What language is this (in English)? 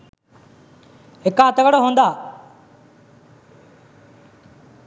Sinhala